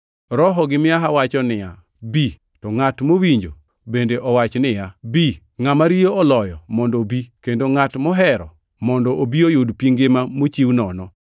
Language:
Luo (Kenya and Tanzania)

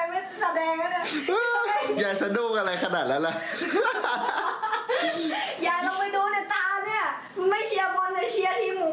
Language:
Thai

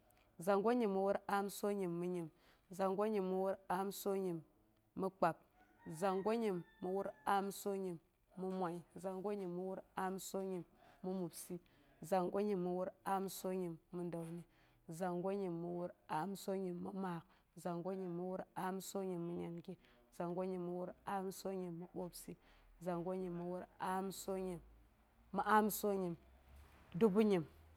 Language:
Boghom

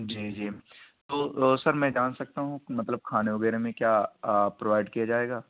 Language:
Urdu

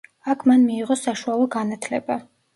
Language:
Georgian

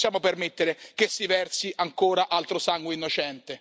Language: Italian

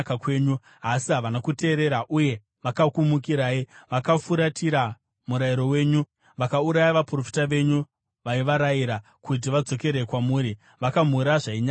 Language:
Shona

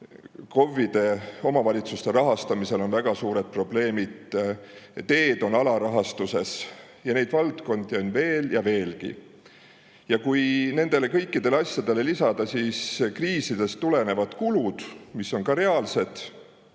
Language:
Estonian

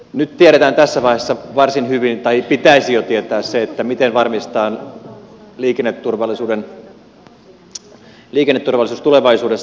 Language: Finnish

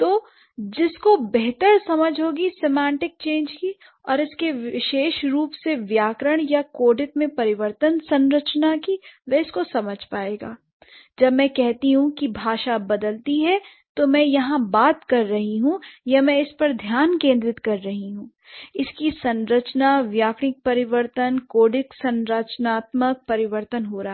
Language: Hindi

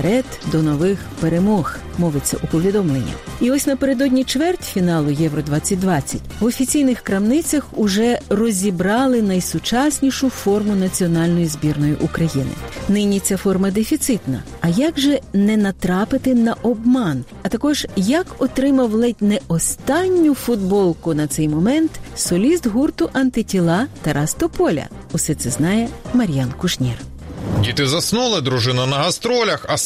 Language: Ukrainian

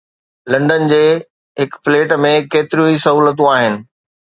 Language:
Sindhi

